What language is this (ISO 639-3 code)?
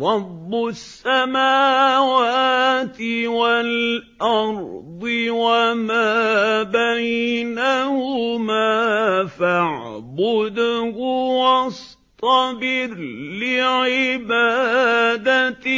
ara